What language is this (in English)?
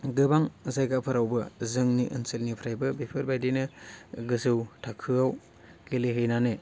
Bodo